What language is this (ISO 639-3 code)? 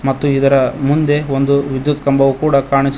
kan